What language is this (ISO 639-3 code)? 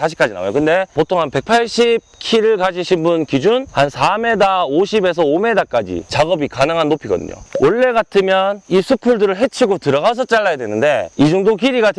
kor